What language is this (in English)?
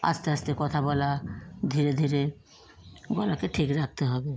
Bangla